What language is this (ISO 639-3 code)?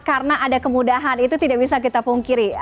ind